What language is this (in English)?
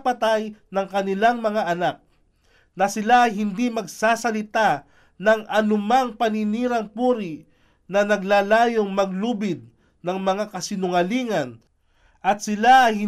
Filipino